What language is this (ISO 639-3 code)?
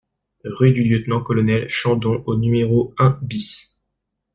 fra